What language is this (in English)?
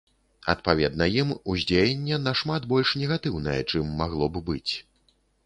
Belarusian